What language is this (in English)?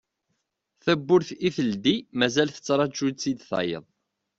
Kabyle